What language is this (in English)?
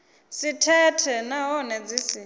Venda